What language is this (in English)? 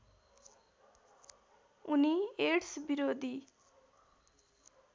Nepali